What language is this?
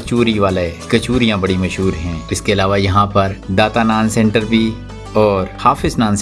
Urdu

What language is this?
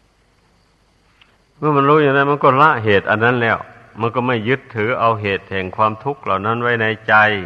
Thai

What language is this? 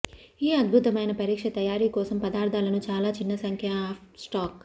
Telugu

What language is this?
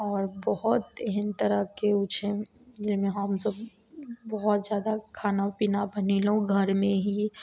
Maithili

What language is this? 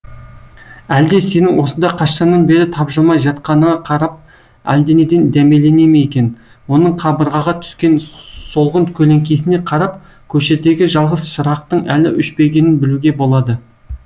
Kazakh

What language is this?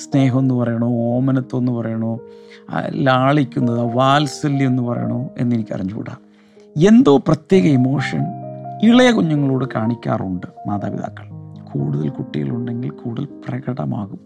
Malayalam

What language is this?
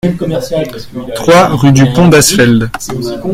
French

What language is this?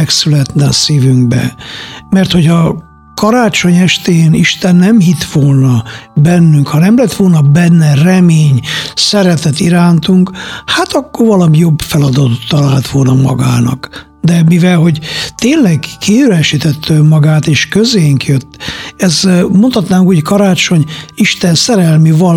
Hungarian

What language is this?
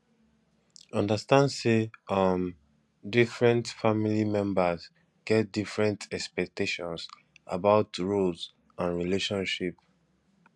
Nigerian Pidgin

